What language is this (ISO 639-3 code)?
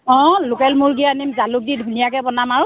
asm